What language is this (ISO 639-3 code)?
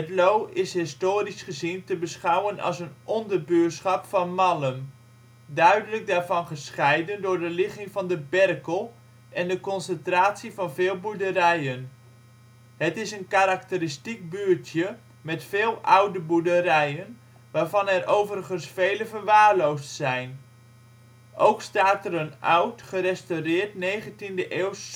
nld